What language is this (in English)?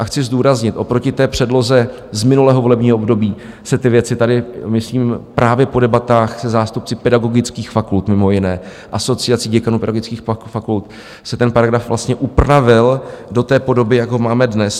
Czech